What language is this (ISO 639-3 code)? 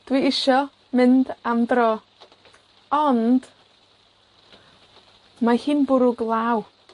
cym